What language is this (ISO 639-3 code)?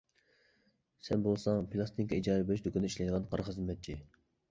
uig